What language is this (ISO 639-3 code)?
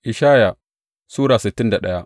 hau